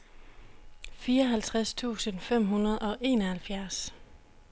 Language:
Danish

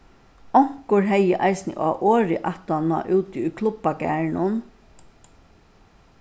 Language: Faroese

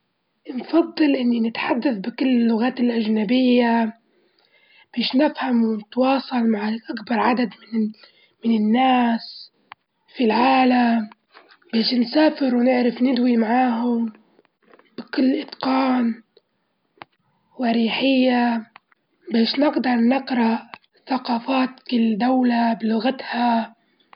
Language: Libyan Arabic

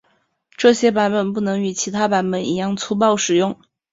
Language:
Chinese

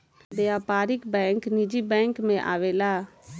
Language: Bhojpuri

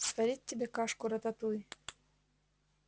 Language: Russian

